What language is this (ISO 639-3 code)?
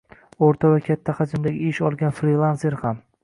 uzb